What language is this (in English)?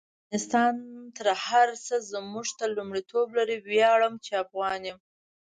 Pashto